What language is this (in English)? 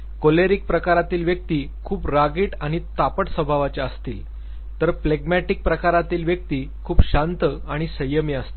Marathi